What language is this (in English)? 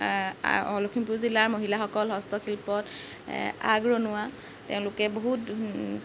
Assamese